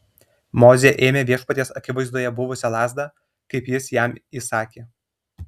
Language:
Lithuanian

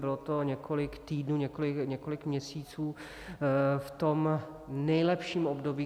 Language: Czech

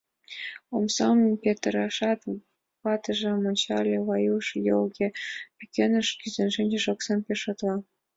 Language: Mari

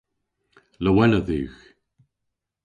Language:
Cornish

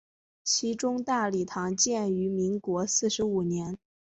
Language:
Chinese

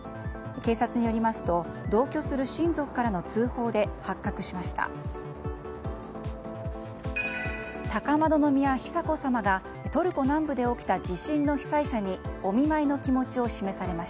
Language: Japanese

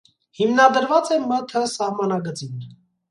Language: Armenian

